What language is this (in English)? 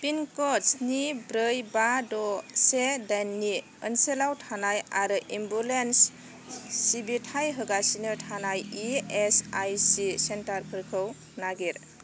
Bodo